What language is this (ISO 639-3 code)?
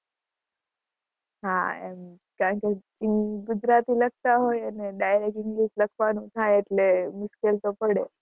guj